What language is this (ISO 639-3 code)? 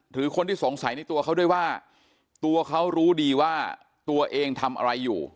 tha